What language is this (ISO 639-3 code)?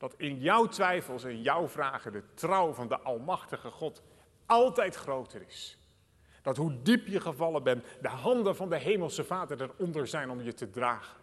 nld